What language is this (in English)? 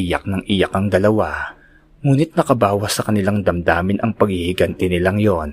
Filipino